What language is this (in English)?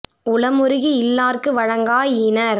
Tamil